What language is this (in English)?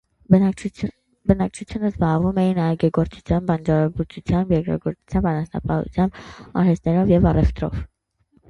Armenian